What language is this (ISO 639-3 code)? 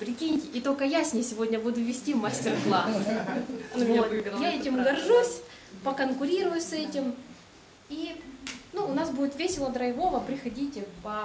rus